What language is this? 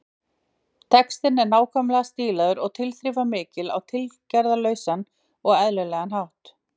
Icelandic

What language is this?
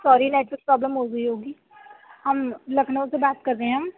Urdu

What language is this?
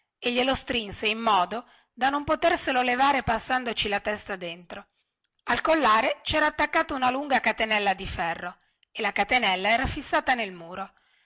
Italian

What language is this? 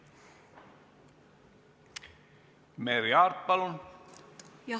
Estonian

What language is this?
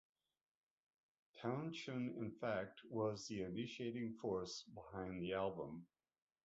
English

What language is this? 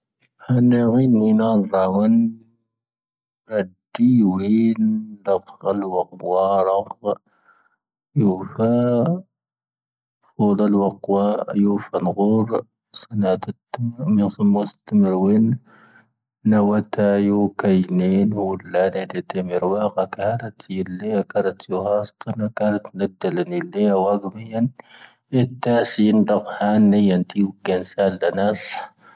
Tahaggart Tamahaq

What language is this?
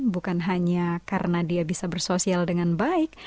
Indonesian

